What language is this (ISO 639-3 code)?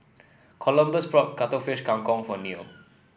eng